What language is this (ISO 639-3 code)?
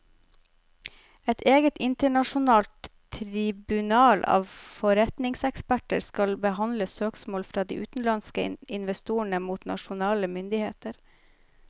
nor